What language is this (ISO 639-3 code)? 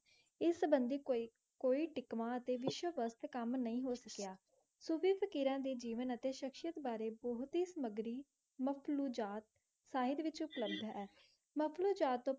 pan